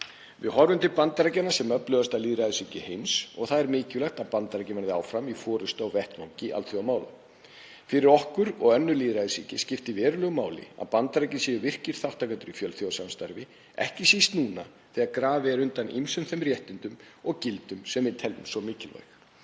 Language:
Icelandic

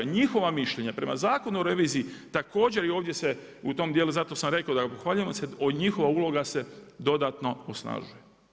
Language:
Croatian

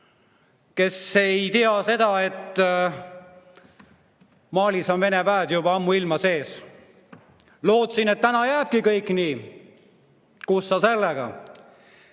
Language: Estonian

